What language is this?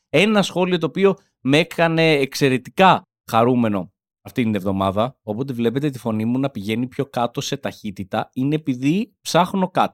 Greek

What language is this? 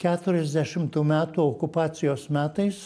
Lithuanian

